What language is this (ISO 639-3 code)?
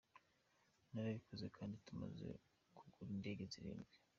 kin